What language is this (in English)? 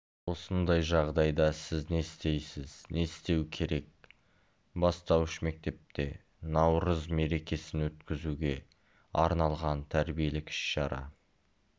Kazakh